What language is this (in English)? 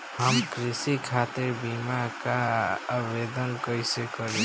Bhojpuri